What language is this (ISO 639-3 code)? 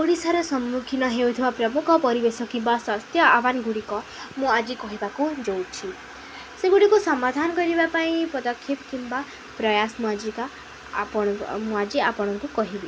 ori